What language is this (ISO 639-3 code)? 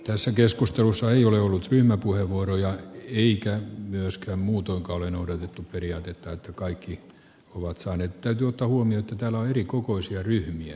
fin